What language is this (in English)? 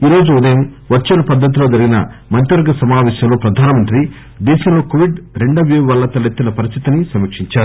Telugu